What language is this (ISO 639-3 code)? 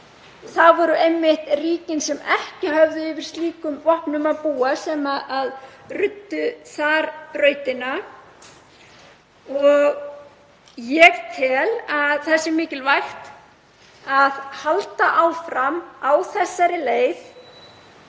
isl